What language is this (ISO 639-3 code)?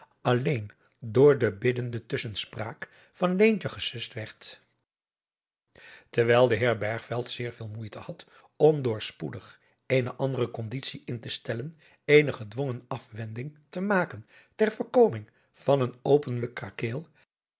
nld